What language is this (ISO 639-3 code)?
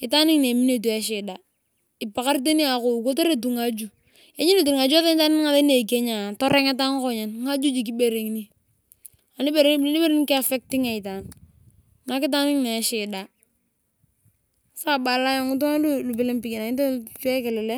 tuv